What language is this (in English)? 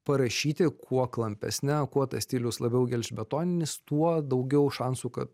Lithuanian